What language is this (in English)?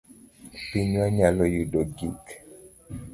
Luo (Kenya and Tanzania)